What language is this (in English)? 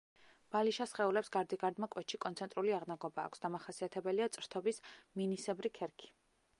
Georgian